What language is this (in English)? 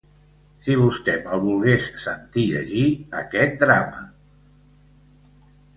Catalan